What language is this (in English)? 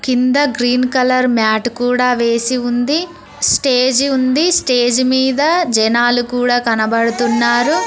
Telugu